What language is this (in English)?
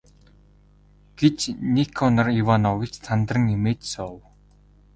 Mongolian